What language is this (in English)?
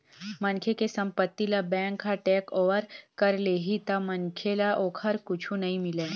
Chhattisgarhi